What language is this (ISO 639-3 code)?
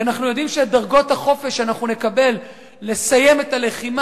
heb